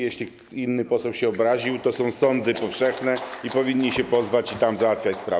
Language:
Polish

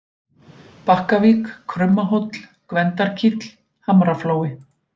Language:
Icelandic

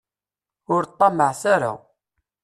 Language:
Kabyle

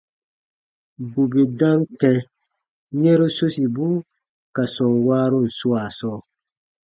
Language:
Baatonum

